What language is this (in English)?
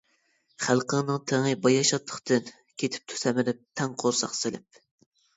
Uyghur